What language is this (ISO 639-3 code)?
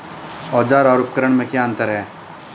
hin